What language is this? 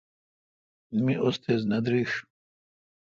Kalkoti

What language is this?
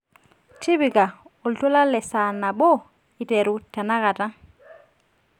Masai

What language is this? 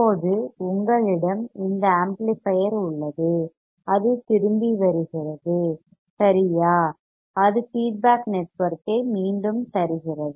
Tamil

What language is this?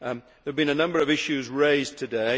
English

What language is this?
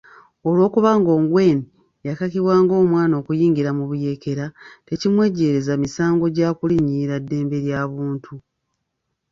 Ganda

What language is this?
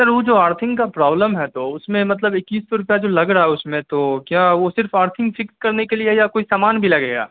Urdu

